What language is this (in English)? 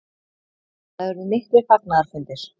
Icelandic